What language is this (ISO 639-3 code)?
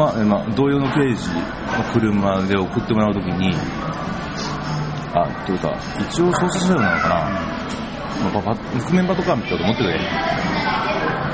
jpn